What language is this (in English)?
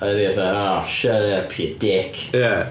Welsh